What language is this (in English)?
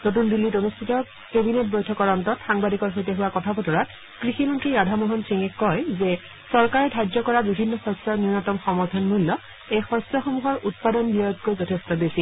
Assamese